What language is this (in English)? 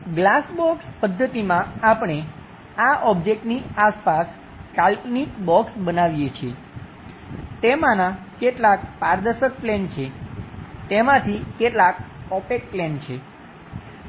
Gujarati